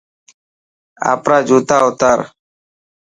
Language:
Dhatki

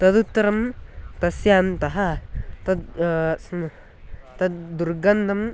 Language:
Sanskrit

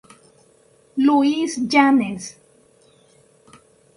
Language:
Spanish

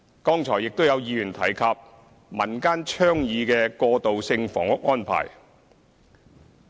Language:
Cantonese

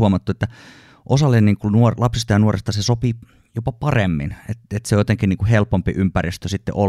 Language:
Finnish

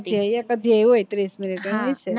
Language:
Gujarati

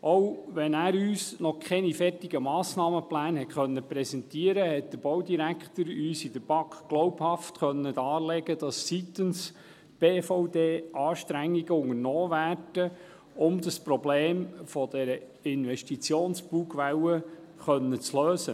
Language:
Swiss German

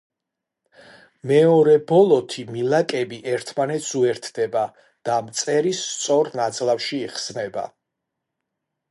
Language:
Georgian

